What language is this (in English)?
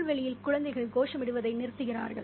Tamil